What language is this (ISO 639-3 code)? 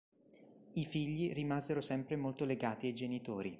ita